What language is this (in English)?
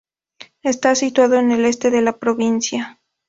Spanish